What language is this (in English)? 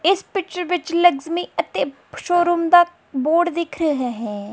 Punjabi